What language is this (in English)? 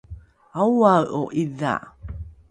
Rukai